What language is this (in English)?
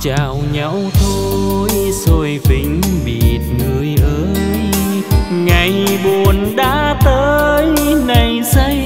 Vietnamese